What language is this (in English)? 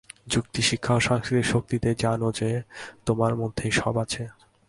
Bangla